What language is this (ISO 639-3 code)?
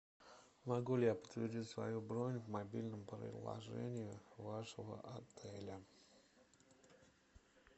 rus